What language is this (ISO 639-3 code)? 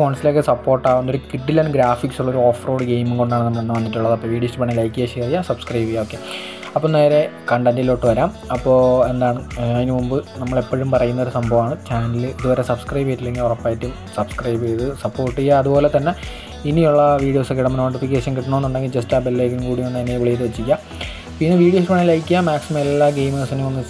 mal